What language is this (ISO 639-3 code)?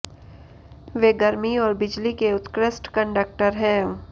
hin